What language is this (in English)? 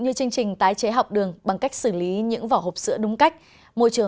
Vietnamese